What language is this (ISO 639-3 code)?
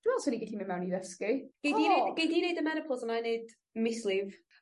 cym